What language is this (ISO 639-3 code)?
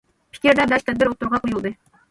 uig